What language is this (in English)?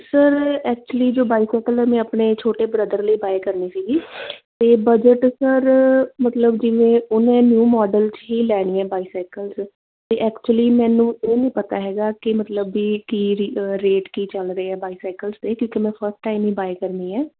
Punjabi